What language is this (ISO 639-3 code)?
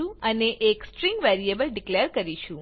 guj